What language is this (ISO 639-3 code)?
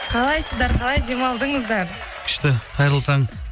kaz